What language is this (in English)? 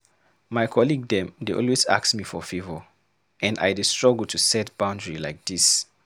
Nigerian Pidgin